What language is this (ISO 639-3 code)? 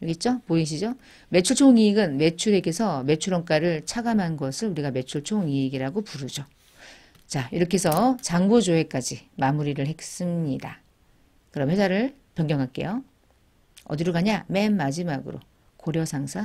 kor